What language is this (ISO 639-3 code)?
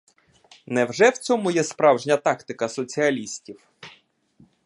ukr